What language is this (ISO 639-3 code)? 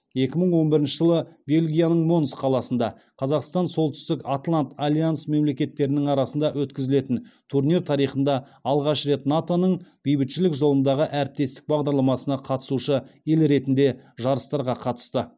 kaz